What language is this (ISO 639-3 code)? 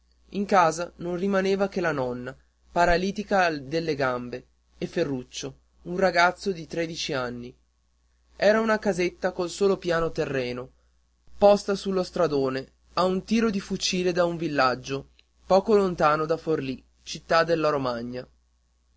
ita